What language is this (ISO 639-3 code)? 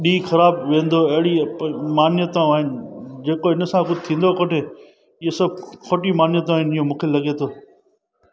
snd